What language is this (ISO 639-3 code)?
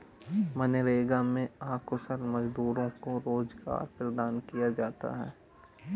hin